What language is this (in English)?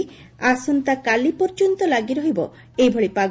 Odia